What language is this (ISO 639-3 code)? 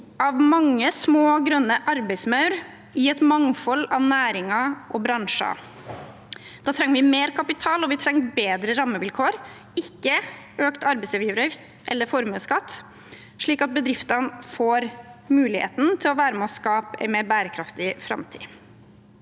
nor